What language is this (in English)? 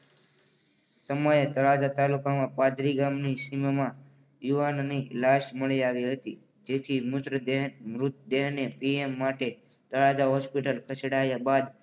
Gujarati